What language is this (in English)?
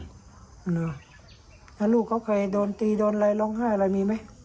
Thai